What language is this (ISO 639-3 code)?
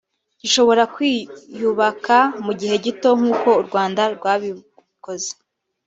kin